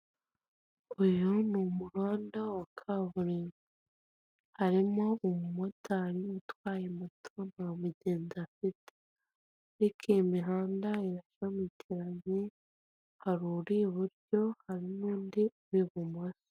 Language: Kinyarwanda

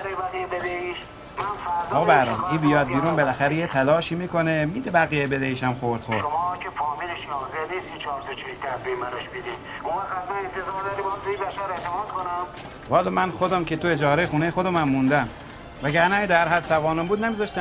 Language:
Persian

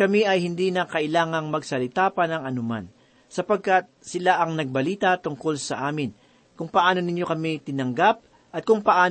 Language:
Filipino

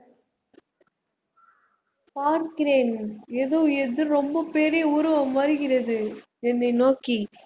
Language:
Tamil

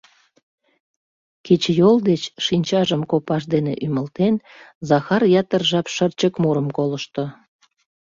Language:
Mari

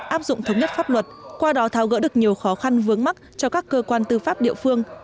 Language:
Vietnamese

